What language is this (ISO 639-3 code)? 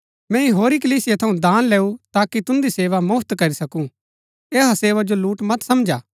gbk